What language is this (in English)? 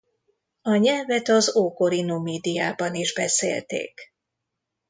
Hungarian